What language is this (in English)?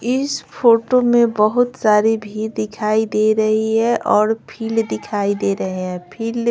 Hindi